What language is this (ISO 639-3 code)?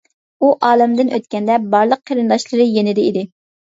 uig